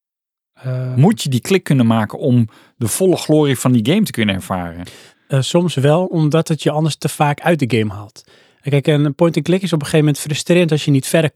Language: Dutch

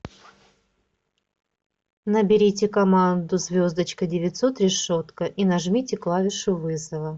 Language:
Russian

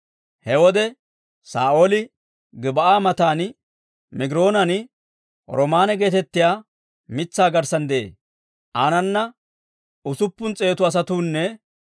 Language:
Dawro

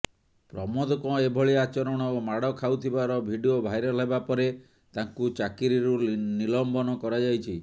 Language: Odia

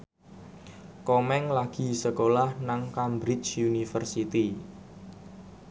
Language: Javanese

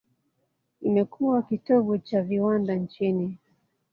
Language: Swahili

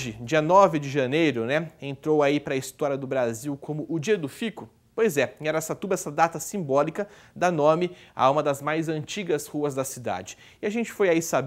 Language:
Portuguese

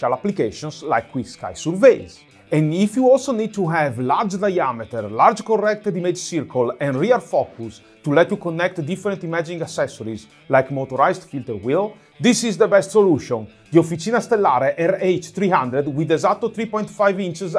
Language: Italian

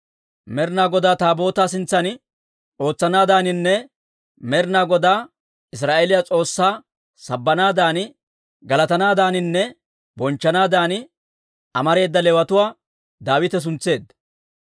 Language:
Dawro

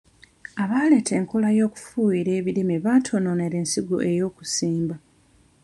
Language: Ganda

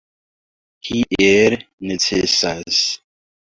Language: Esperanto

